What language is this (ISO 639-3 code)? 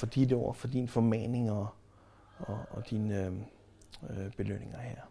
dan